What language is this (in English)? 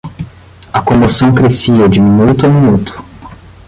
Portuguese